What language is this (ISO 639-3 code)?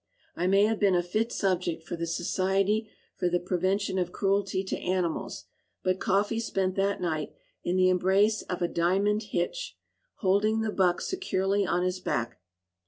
eng